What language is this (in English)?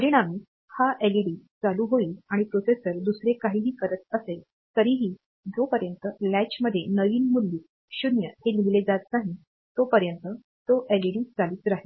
Marathi